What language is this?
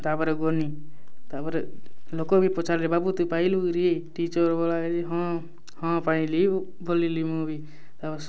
Odia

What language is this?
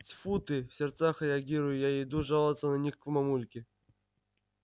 Russian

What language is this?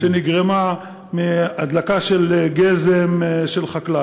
Hebrew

